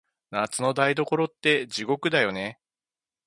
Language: Japanese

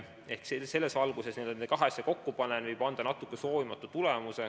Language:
Estonian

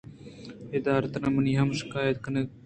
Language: Eastern Balochi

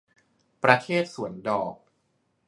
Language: Thai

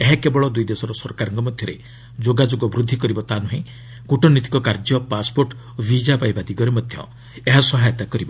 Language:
Odia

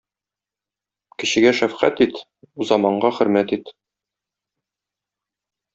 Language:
Tatar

